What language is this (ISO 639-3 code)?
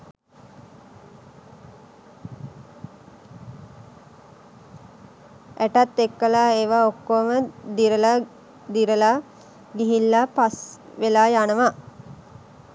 sin